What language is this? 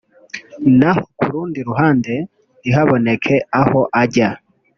Kinyarwanda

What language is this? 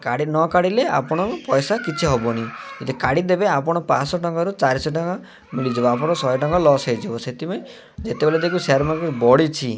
Odia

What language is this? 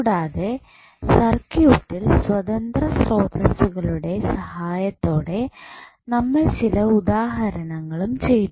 Malayalam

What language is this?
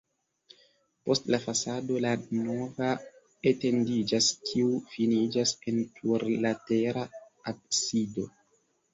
Esperanto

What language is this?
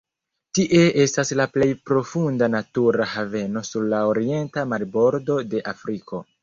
Esperanto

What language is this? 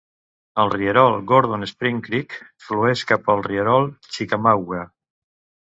Catalan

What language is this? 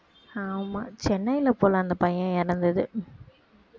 Tamil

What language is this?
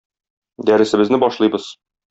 Tatar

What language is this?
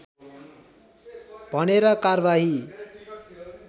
Nepali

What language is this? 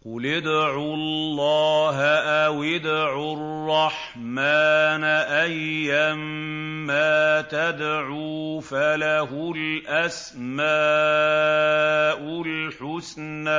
Arabic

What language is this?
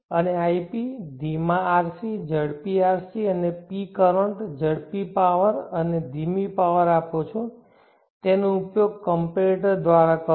Gujarati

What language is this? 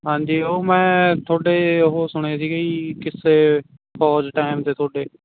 Punjabi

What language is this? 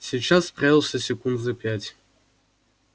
Russian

